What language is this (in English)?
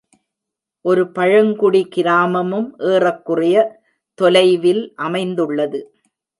Tamil